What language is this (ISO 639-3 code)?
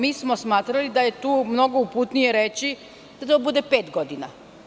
srp